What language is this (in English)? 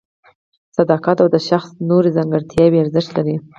Pashto